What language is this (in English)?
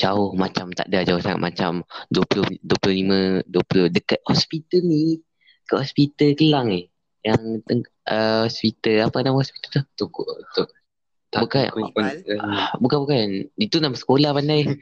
Malay